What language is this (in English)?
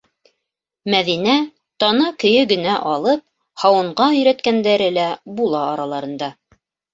Bashkir